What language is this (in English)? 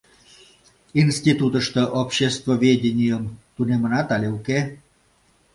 Mari